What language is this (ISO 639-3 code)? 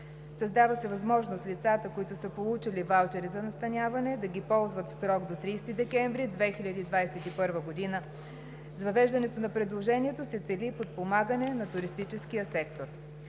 bul